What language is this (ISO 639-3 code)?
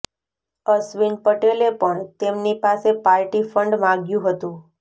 guj